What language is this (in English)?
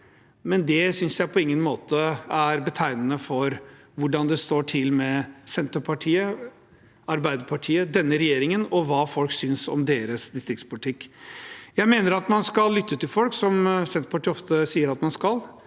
Norwegian